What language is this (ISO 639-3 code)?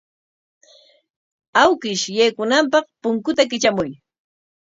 qwa